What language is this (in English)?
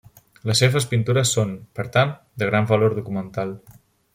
Catalan